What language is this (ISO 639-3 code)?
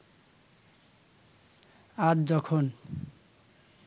ben